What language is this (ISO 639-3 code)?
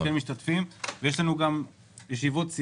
heb